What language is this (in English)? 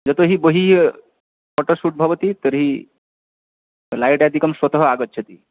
Sanskrit